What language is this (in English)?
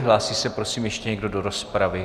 Czech